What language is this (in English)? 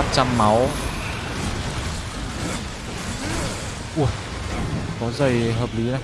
Vietnamese